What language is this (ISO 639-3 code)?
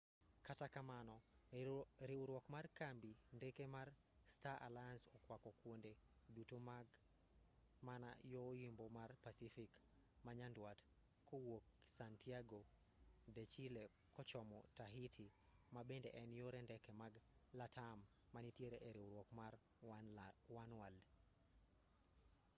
luo